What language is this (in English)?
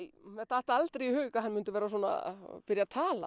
Icelandic